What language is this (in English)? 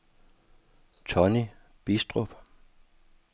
Danish